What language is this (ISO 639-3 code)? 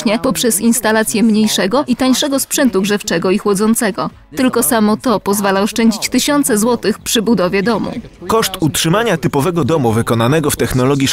pol